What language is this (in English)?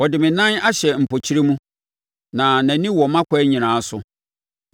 Akan